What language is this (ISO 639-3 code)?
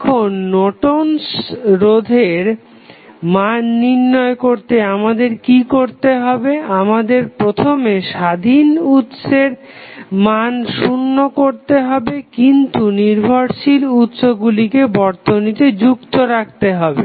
ben